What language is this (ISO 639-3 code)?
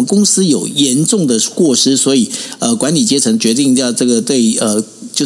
zho